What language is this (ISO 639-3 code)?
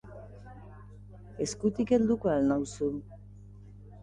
eus